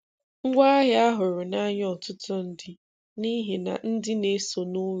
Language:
Igbo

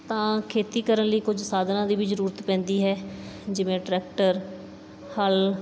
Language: Punjabi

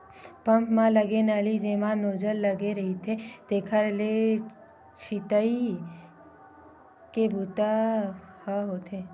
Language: Chhattisgarhi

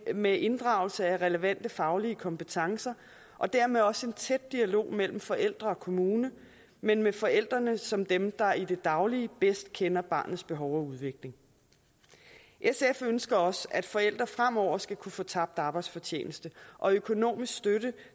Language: Danish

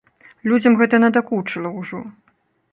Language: Belarusian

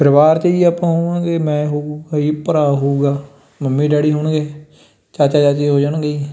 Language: Punjabi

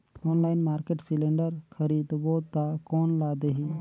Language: Chhattisgarhi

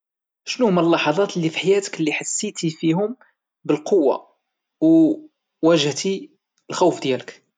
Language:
Moroccan Arabic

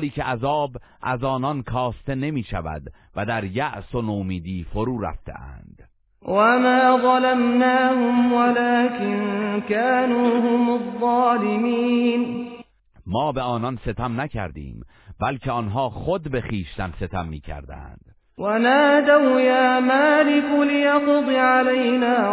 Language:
Persian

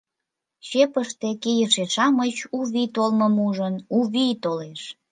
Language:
Mari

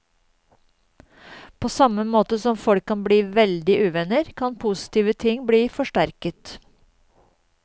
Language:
Norwegian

